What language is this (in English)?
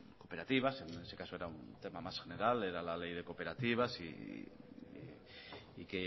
Spanish